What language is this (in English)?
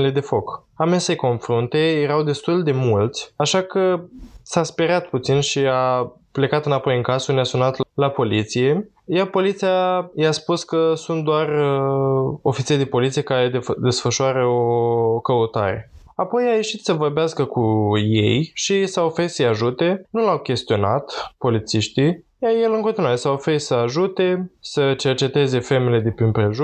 Romanian